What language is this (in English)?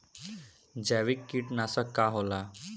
Bhojpuri